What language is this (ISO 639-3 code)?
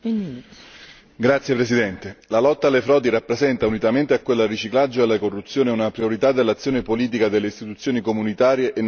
ita